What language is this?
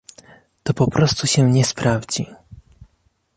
Polish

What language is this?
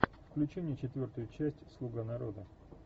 Russian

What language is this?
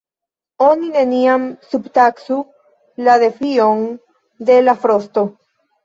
Esperanto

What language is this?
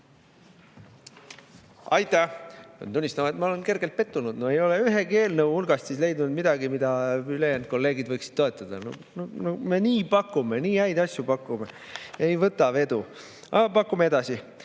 Estonian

